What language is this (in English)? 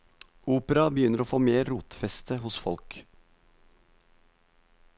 Norwegian